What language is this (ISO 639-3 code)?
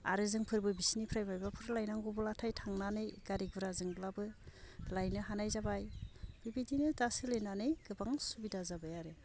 brx